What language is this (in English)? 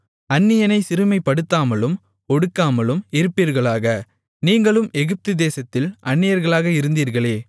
Tamil